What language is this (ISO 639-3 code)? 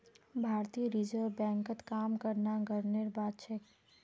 mag